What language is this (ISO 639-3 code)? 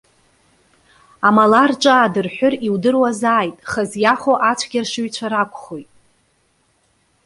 abk